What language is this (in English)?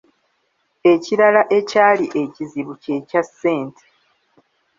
Ganda